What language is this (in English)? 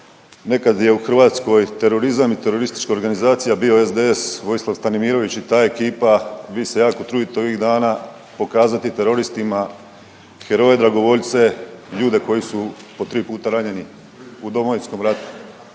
Croatian